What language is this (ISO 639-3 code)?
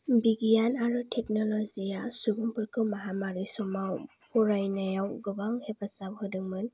brx